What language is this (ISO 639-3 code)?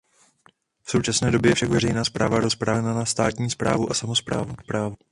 ces